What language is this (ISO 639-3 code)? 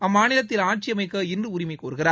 tam